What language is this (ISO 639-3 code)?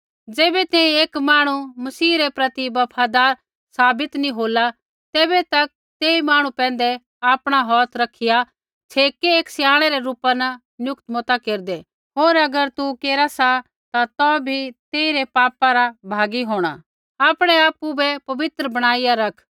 kfx